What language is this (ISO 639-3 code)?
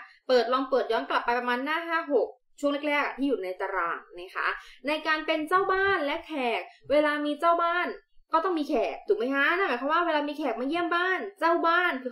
tha